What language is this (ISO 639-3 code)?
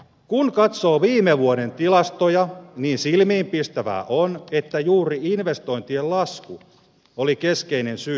fin